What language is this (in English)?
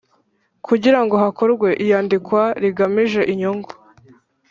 Kinyarwanda